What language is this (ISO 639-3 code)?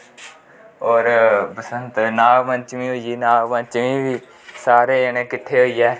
doi